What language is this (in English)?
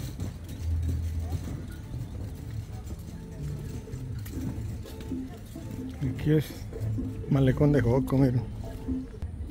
Spanish